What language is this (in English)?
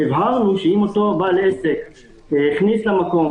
Hebrew